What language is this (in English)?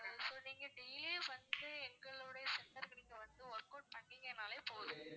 Tamil